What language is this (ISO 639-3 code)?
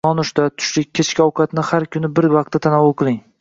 uzb